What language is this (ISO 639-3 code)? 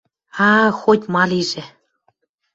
mrj